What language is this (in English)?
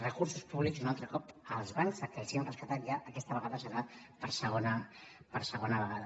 Catalan